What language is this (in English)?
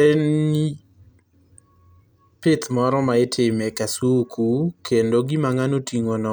Luo (Kenya and Tanzania)